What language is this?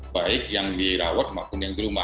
Indonesian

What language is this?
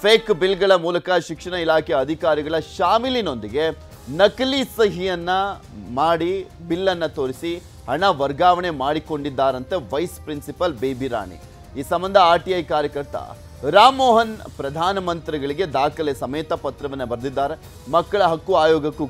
Kannada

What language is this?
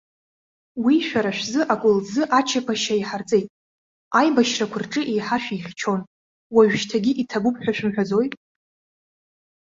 Abkhazian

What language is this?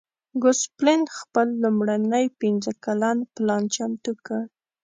Pashto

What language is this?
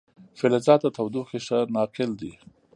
Pashto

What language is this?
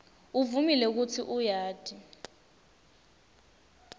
Swati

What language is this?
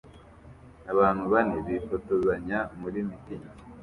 Kinyarwanda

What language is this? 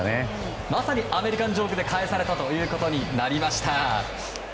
Japanese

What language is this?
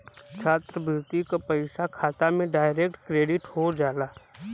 Bhojpuri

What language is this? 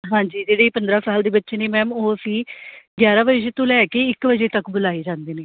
Punjabi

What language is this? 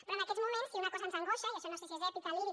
Catalan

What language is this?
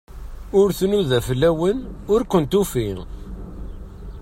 Kabyle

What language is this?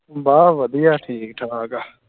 Punjabi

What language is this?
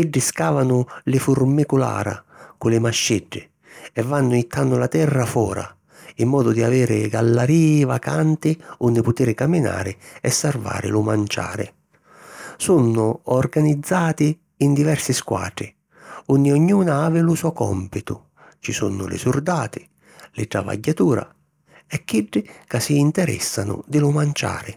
Sicilian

